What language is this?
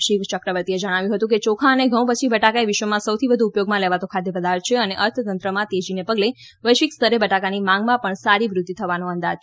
Gujarati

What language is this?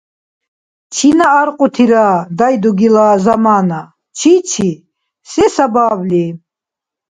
Dargwa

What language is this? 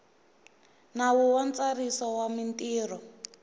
Tsonga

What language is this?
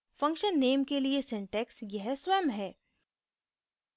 Hindi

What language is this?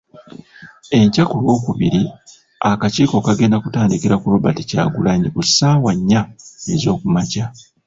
Ganda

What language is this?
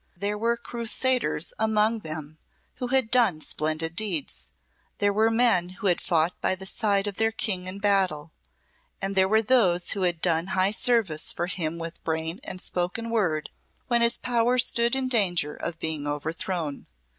English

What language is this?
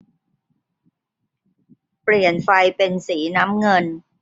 Thai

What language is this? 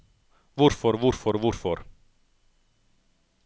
Norwegian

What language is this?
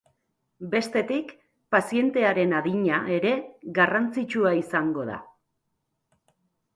Basque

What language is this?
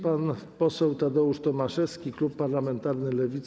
Polish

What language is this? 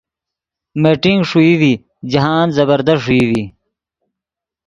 Yidgha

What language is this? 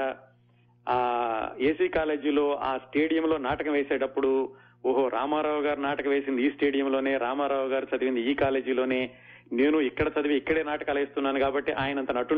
Telugu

